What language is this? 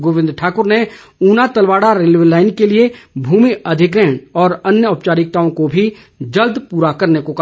Hindi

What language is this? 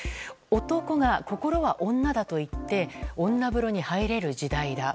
Japanese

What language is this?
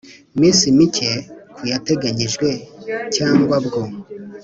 Kinyarwanda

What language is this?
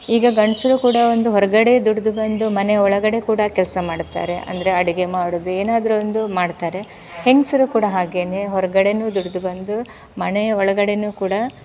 Kannada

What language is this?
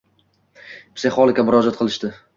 Uzbek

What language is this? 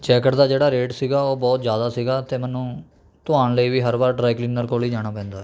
Punjabi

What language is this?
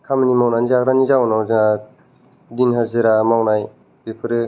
Bodo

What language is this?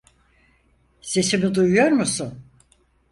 Turkish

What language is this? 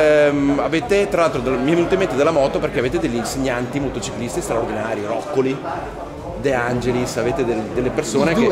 Italian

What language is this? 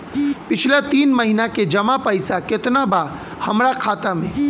Bhojpuri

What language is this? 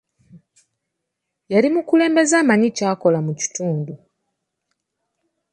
Ganda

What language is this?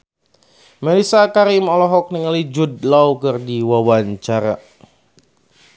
Sundanese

